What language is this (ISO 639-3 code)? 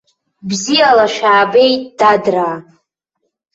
abk